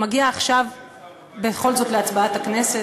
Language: Hebrew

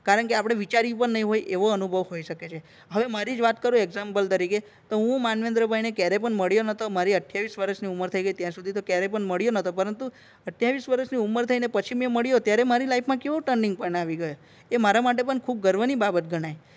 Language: Gujarati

